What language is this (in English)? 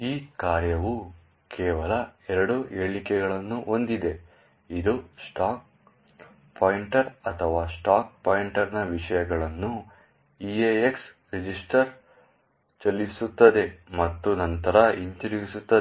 Kannada